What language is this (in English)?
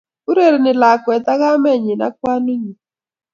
Kalenjin